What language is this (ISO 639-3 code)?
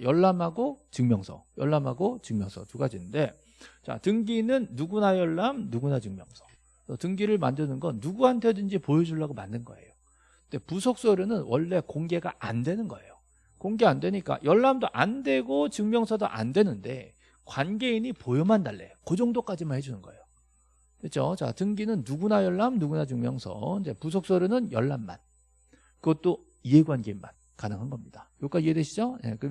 kor